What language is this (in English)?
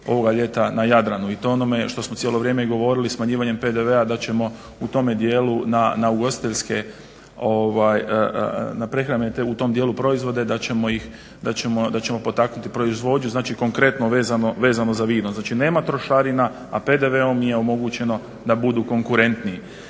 Croatian